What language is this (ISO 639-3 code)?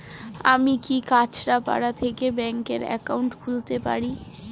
ben